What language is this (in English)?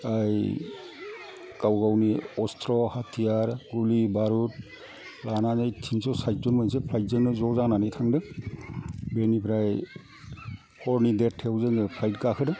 Bodo